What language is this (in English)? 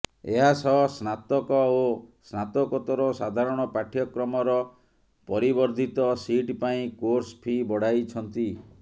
Odia